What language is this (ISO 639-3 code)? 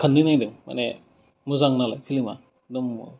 brx